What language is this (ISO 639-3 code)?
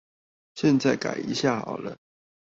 zho